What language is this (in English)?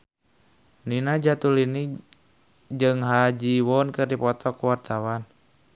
Sundanese